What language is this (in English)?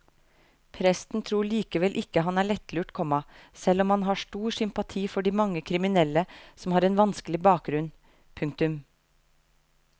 Norwegian